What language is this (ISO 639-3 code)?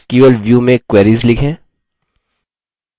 hin